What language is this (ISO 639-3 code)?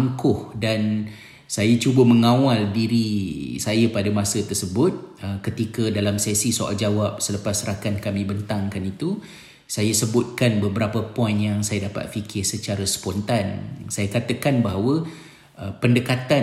msa